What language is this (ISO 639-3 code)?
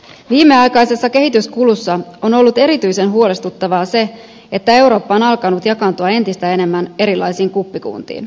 fin